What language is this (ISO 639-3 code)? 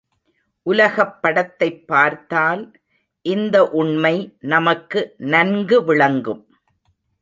tam